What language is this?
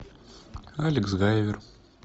Russian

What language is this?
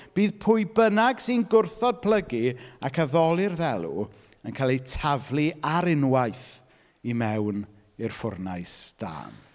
Welsh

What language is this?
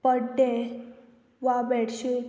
Konkani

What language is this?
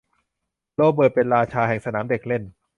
Thai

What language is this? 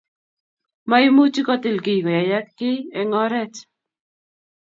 Kalenjin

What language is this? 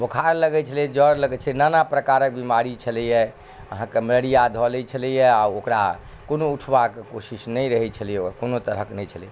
Maithili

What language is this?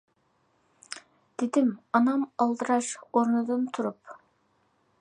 Uyghur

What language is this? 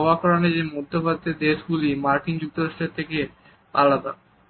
Bangla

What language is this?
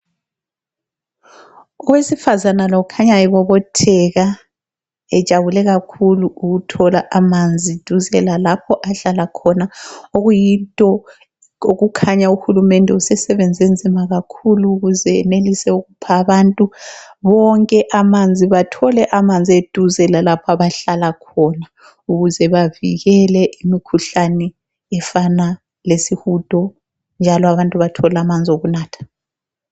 North Ndebele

